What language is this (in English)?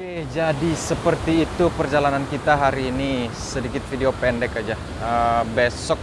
Indonesian